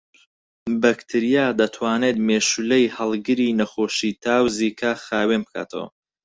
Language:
Central Kurdish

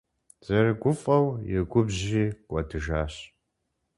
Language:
Kabardian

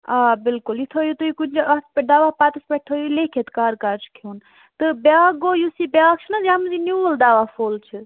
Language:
Kashmiri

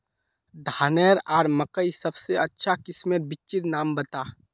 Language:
Magahi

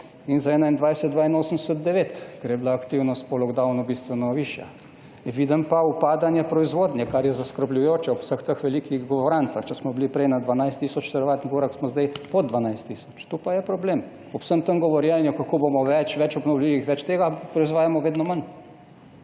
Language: Slovenian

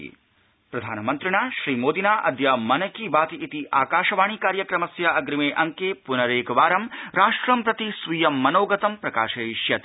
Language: Sanskrit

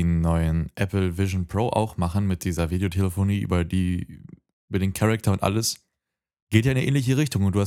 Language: German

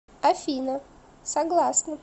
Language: Russian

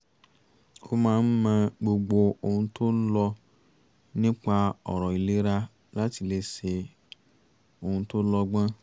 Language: Yoruba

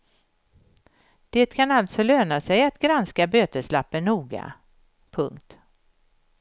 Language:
Swedish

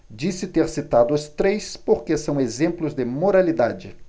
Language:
Portuguese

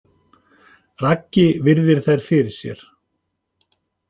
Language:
Icelandic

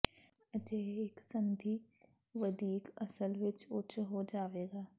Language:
Punjabi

